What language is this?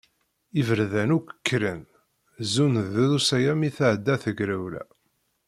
Kabyle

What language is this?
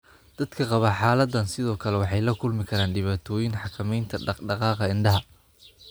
Somali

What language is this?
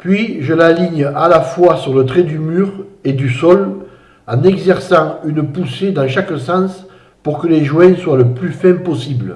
French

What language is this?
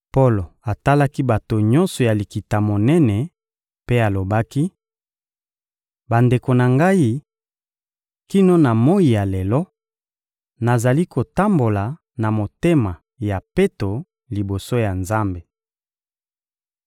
Lingala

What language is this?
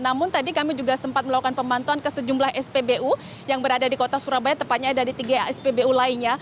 Indonesian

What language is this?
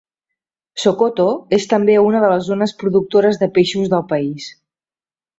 Catalan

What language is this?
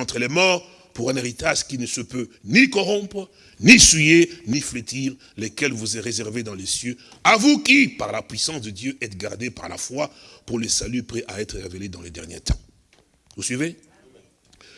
French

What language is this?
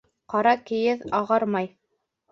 Bashkir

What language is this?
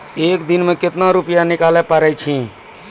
Maithili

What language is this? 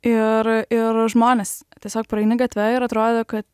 Lithuanian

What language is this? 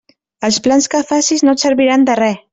Catalan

